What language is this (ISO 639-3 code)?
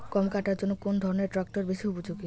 ben